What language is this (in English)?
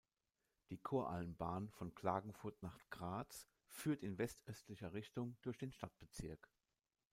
German